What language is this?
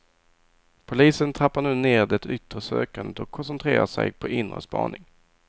Swedish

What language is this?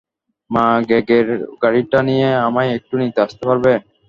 Bangla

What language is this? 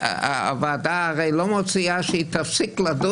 Hebrew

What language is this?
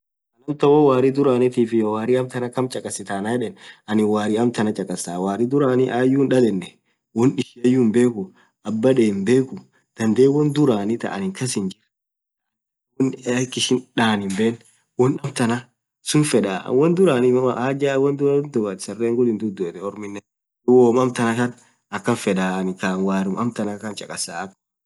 Orma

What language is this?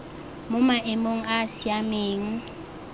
Tswana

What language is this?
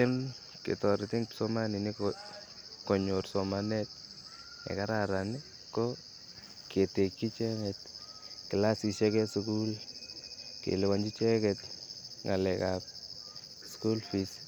Kalenjin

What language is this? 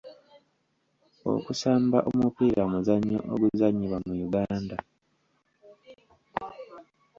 Ganda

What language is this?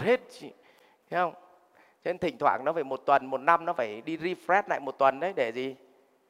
Vietnamese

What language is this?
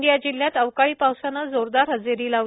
Marathi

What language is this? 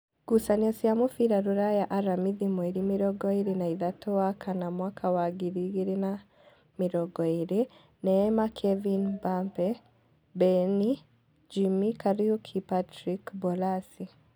Kikuyu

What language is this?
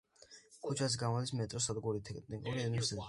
Georgian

